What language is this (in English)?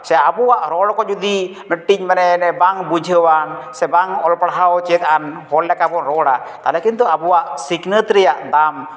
Santali